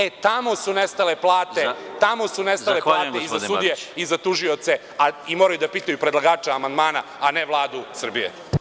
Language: Serbian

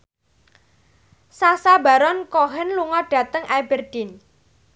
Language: Javanese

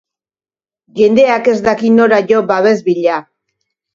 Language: Basque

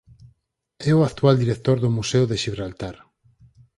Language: Galician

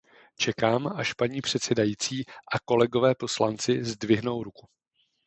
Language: Czech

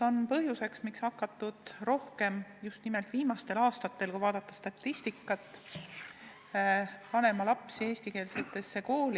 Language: Estonian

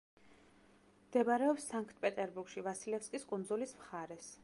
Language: Georgian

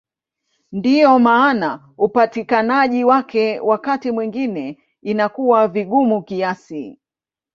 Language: Swahili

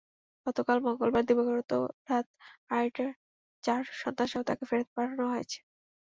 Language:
Bangla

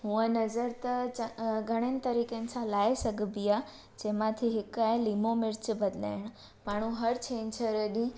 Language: Sindhi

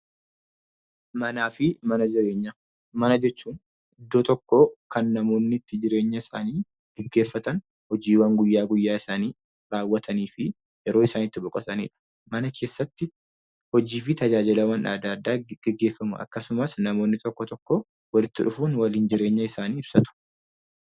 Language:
Oromo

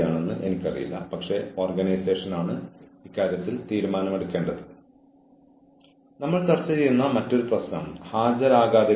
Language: Malayalam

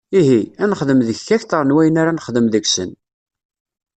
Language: Kabyle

